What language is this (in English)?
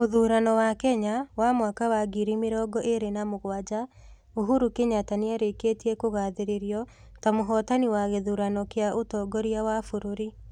Kikuyu